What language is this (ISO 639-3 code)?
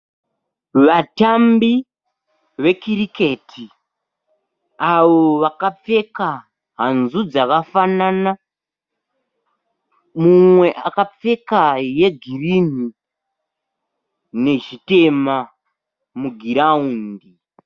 sna